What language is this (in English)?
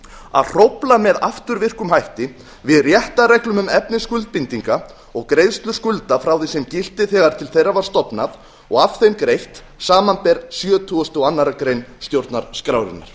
Icelandic